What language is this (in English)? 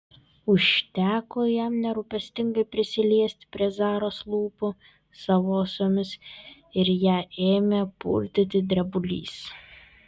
Lithuanian